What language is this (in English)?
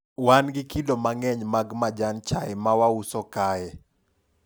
Luo (Kenya and Tanzania)